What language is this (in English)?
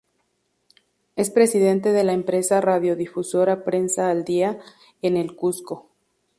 Spanish